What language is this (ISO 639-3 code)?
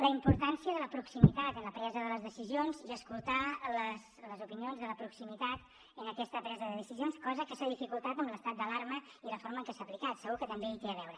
cat